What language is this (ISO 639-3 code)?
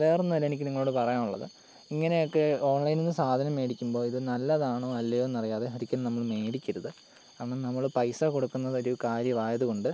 mal